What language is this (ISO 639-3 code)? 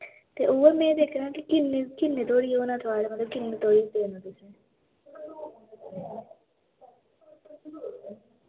doi